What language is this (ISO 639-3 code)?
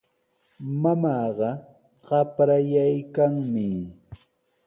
qws